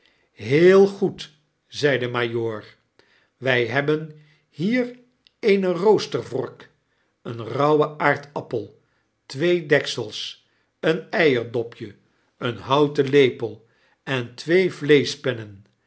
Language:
Dutch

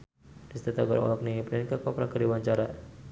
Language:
Sundanese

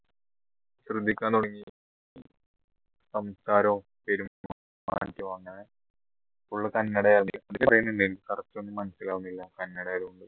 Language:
Malayalam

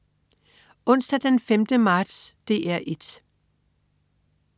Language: Danish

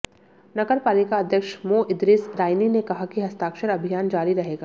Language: Hindi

